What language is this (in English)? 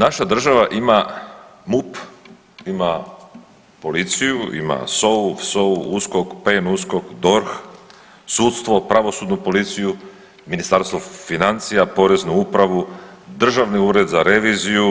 Croatian